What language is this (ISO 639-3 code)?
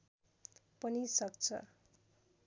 nep